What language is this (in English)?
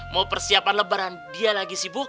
Indonesian